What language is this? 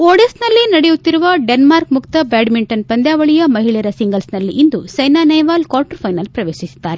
Kannada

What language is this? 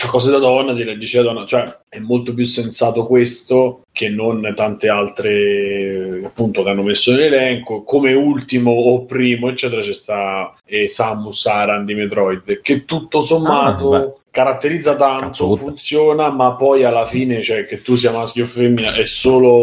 Italian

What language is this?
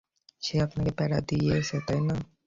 Bangla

